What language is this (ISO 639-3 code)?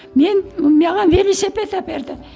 kaz